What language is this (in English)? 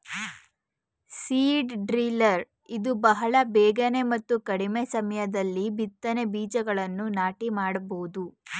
Kannada